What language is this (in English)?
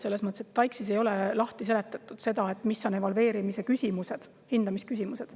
Estonian